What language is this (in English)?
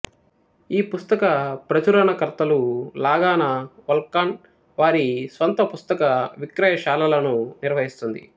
Telugu